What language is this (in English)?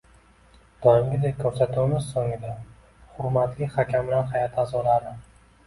Uzbek